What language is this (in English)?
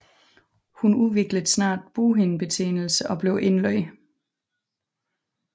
Danish